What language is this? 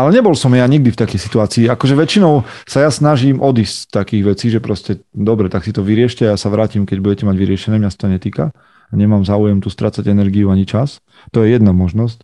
Slovak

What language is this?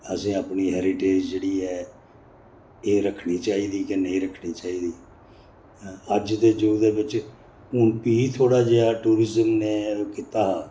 Dogri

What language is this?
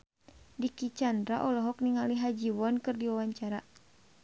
Sundanese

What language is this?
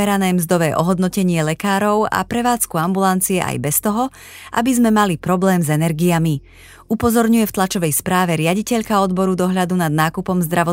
Slovak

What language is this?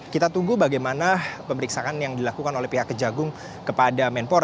Indonesian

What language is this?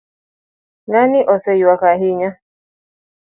Luo (Kenya and Tanzania)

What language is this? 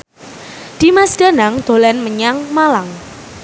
Javanese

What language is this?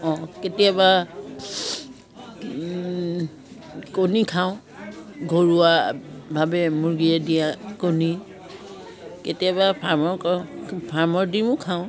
Assamese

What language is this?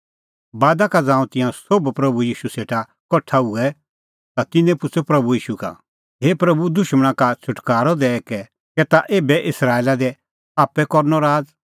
Kullu Pahari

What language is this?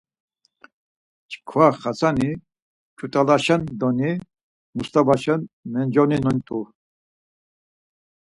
Laz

